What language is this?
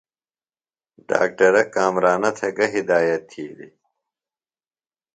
Phalura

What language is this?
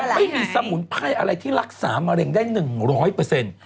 Thai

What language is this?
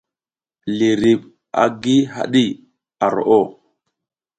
South Giziga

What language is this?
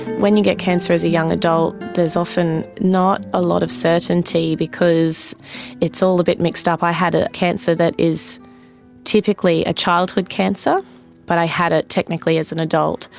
English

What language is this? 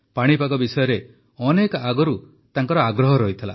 Odia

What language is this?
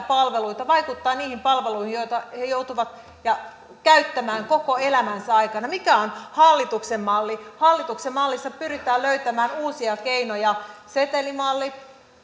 Finnish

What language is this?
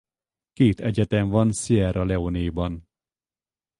Hungarian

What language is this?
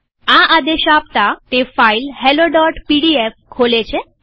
Gujarati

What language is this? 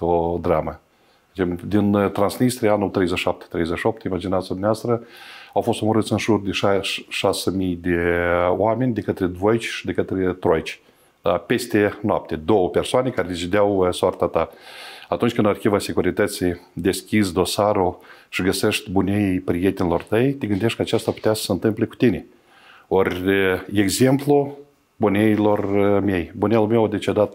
Romanian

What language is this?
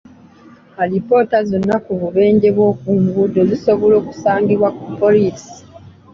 Ganda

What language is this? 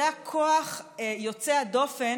Hebrew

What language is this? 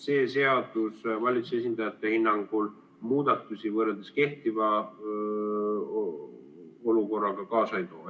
Estonian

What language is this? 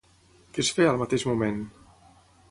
Catalan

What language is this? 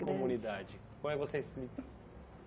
Portuguese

